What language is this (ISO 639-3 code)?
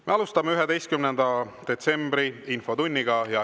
est